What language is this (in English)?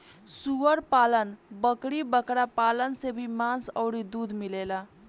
Bhojpuri